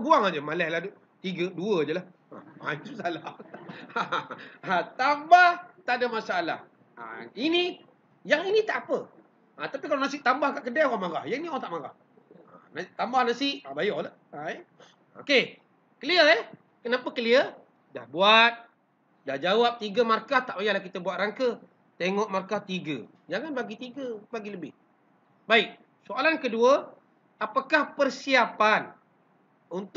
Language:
Malay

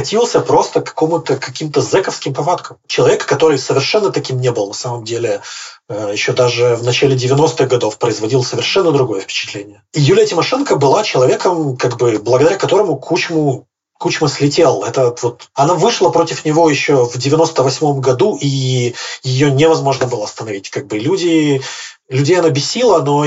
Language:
Russian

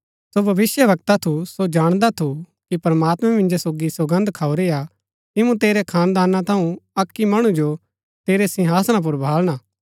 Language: Gaddi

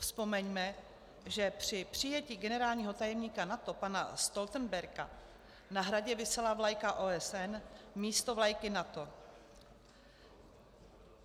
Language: Czech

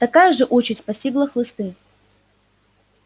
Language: Russian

